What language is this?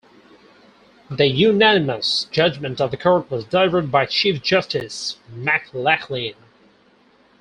English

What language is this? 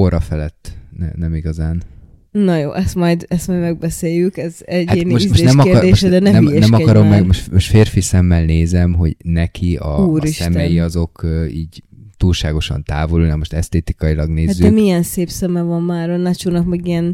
Hungarian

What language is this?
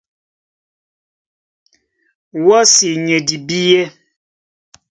Duala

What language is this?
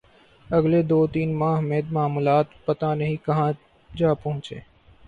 Urdu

